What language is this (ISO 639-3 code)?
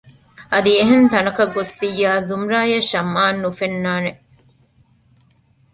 div